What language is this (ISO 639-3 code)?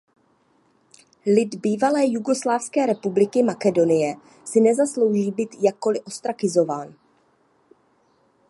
ces